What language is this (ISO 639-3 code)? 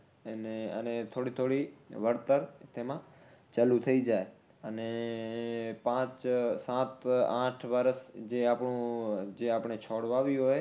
guj